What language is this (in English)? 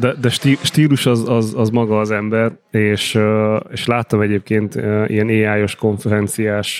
Hungarian